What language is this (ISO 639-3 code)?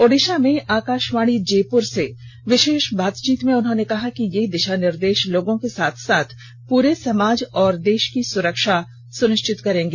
hin